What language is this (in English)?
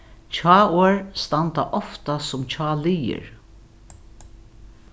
Faroese